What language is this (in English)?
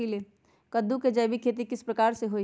Magahi